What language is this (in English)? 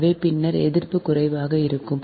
Tamil